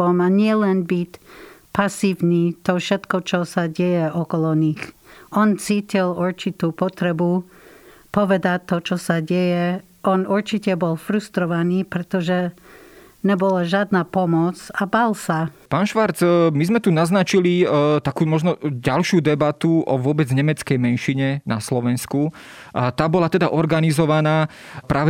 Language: Slovak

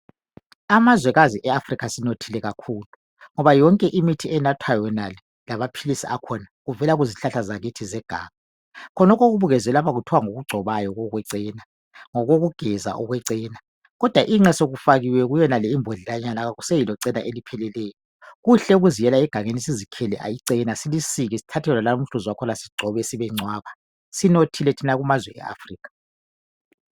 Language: North Ndebele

